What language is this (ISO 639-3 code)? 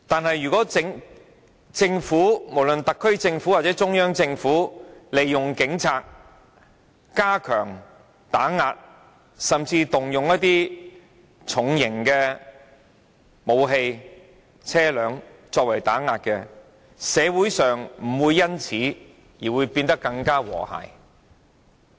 yue